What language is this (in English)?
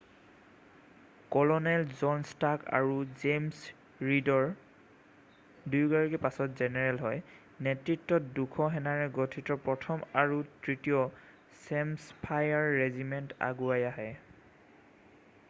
Assamese